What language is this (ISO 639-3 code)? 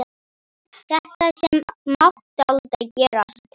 isl